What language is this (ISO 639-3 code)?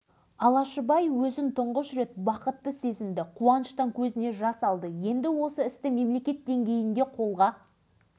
kaz